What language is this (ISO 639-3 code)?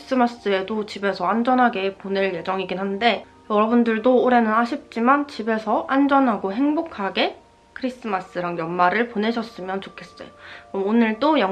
kor